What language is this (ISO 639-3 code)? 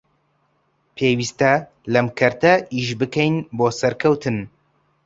ckb